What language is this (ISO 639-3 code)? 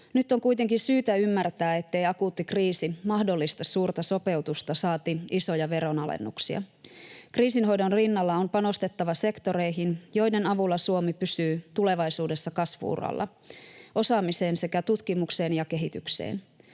fin